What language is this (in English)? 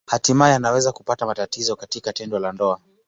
Swahili